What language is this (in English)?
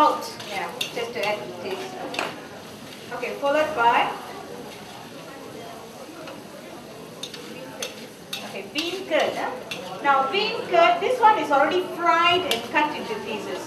English